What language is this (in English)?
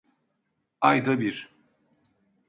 Turkish